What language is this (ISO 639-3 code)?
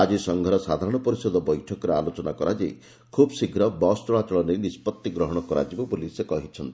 ori